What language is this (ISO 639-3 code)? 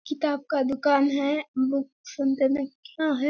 hin